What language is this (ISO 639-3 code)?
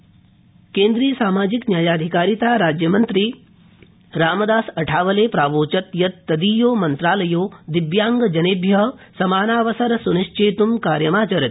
san